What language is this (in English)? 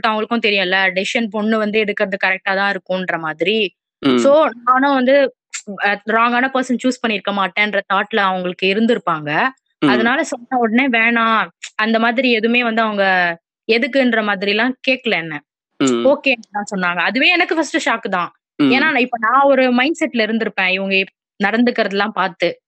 Tamil